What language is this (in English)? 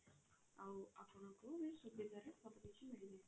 Odia